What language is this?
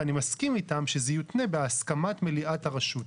Hebrew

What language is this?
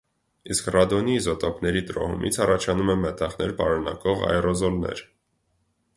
Armenian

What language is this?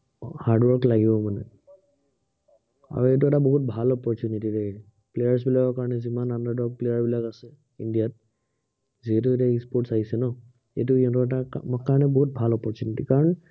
Assamese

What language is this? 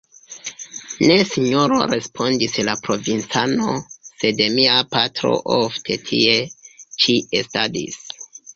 Esperanto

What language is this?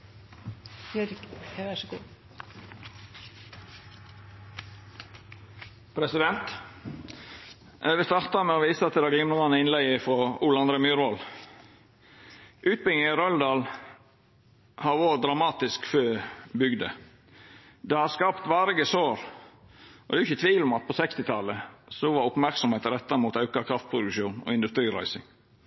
Norwegian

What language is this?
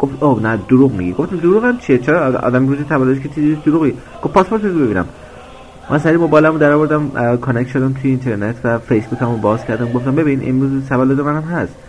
Persian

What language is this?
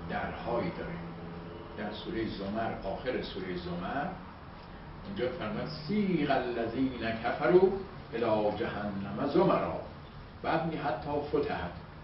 Persian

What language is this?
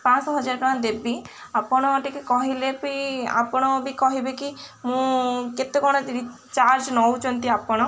Odia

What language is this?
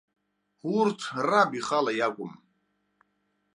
Abkhazian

